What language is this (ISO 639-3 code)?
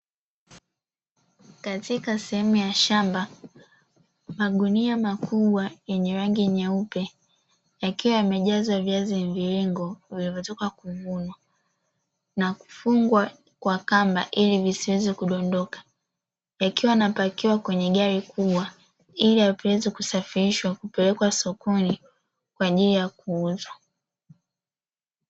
swa